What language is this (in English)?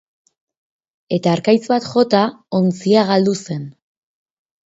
Basque